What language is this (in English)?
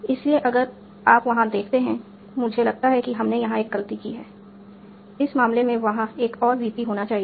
Hindi